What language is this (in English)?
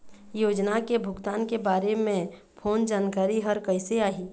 Chhattisgarhi